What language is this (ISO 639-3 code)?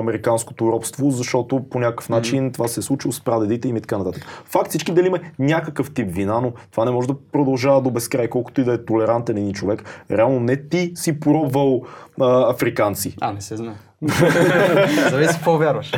bul